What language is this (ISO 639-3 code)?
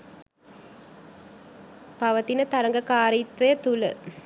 sin